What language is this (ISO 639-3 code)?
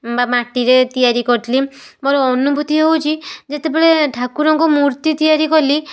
ori